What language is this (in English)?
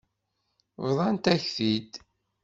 Kabyle